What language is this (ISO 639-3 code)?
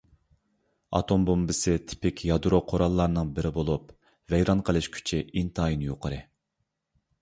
uig